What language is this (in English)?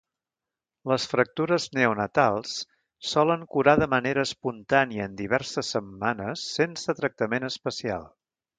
Catalan